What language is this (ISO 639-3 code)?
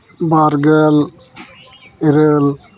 sat